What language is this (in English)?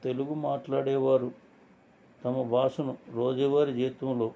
Telugu